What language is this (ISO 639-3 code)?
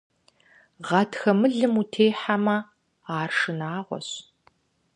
kbd